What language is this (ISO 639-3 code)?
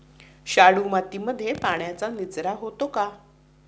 mar